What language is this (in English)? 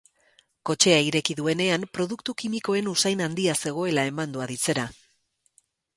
Basque